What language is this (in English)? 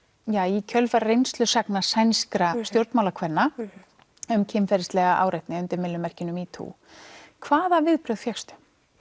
Icelandic